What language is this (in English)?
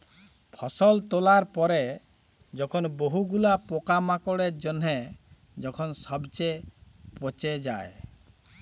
Bangla